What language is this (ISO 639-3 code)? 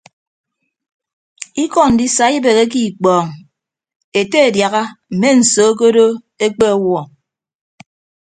ibb